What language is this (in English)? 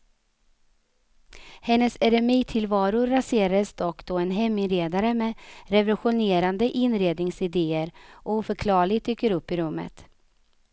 Swedish